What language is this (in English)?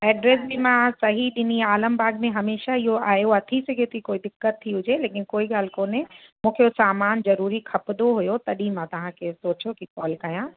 Sindhi